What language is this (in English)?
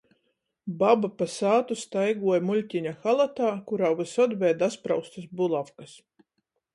Latgalian